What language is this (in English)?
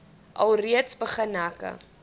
Afrikaans